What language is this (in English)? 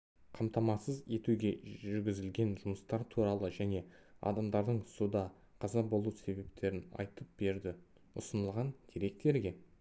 Kazakh